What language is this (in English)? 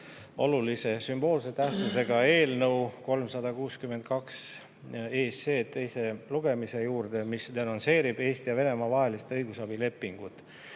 Estonian